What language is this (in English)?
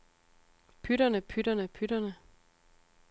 Danish